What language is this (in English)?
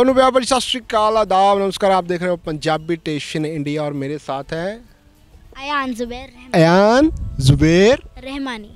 Hindi